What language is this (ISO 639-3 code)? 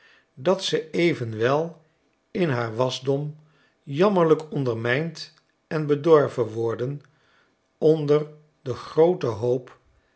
nld